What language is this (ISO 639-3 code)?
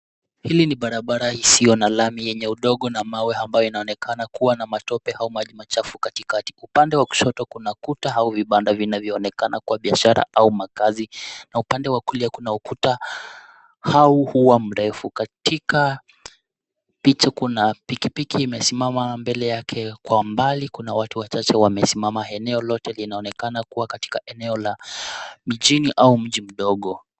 swa